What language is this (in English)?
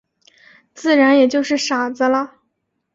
Chinese